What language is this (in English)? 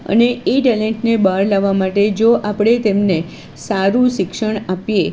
Gujarati